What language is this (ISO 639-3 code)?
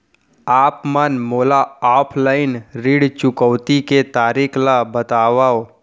hne